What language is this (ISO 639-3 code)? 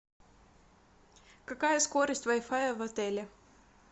rus